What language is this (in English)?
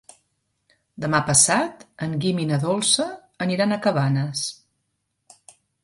Catalan